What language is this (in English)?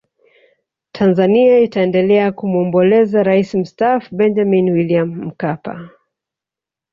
Swahili